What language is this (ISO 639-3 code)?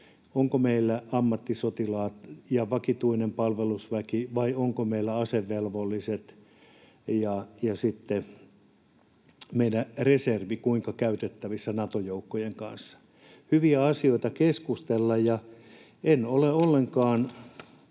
fin